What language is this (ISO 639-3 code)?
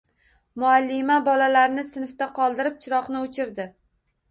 uzb